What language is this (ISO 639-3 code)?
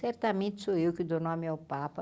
por